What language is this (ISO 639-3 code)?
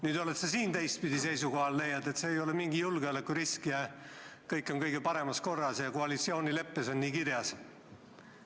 est